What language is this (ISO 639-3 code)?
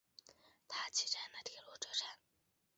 zho